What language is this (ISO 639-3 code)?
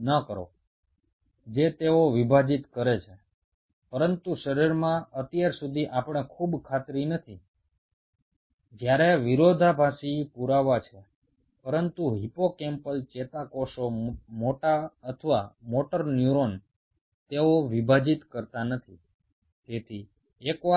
ben